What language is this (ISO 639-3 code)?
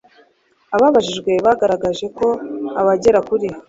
kin